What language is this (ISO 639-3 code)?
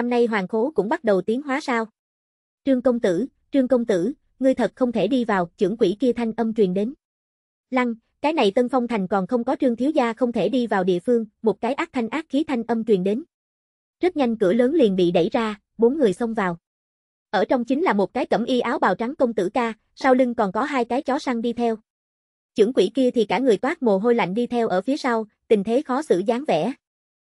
vie